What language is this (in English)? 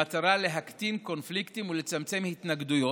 Hebrew